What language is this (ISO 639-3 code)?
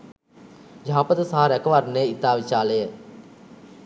sin